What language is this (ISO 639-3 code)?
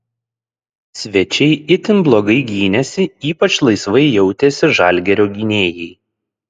lit